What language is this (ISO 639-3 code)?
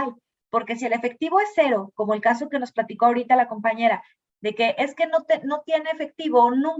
spa